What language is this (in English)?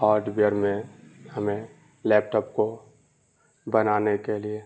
Urdu